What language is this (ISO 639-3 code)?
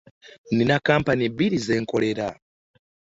lug